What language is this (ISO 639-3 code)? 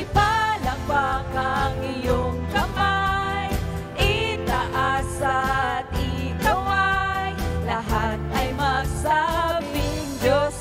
tha